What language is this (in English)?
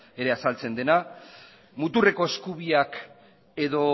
Basque